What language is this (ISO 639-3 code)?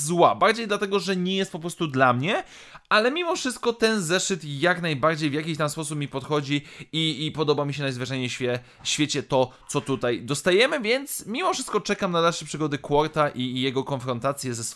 pol